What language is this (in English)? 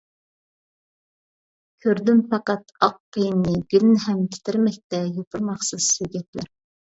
Uyghur